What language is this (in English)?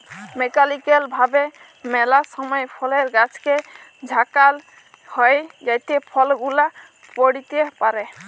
Bangla